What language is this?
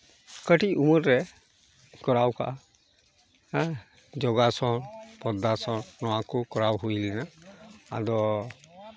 Santali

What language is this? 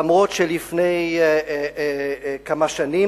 Hebrew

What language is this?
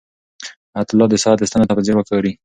Pashto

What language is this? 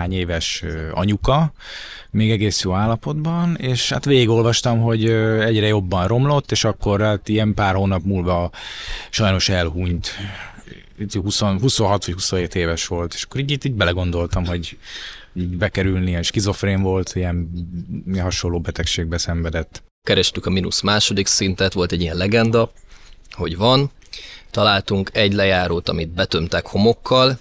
Hungarian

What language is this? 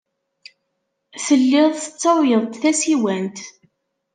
Kabyle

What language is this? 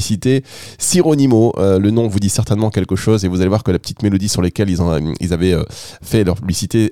French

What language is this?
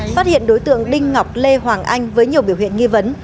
Vietnamese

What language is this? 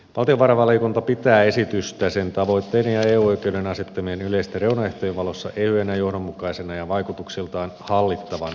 Finnish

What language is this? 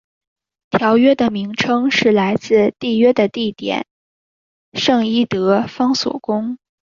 Chinese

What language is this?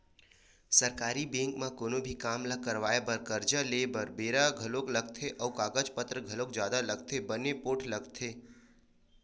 Chhattisgarhi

